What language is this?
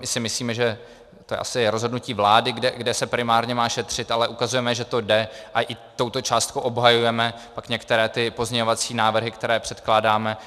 Czech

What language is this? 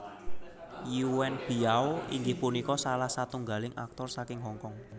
Javanese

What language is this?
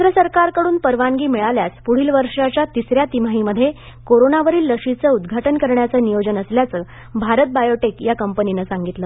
Marathi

